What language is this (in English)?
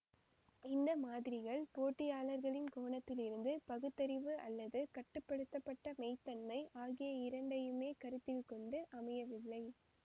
Tamil